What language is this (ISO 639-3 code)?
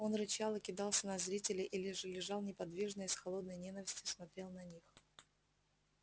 rus